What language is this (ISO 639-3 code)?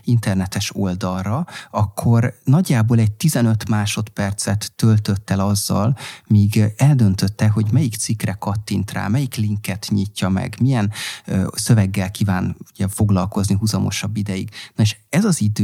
hun